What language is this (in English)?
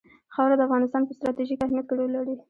Pashto